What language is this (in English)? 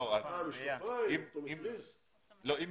Hebrew